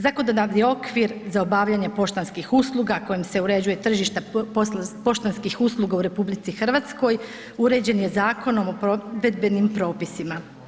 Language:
Croatian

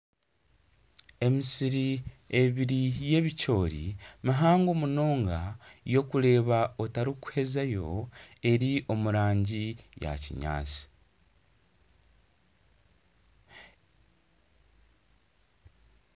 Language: Nyankole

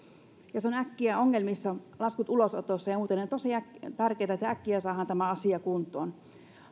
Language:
Finnish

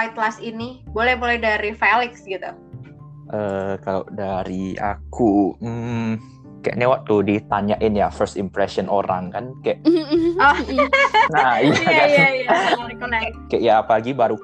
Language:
Indonesian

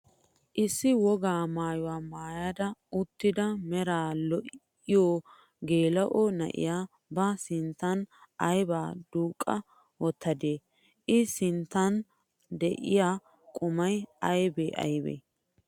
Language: Wolaytta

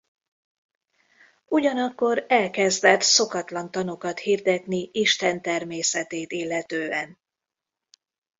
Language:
Hungarian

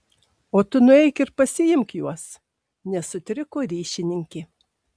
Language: Lithuanian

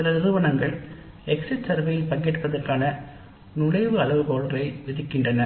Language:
Tamil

